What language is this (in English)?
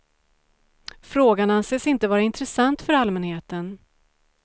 Swedish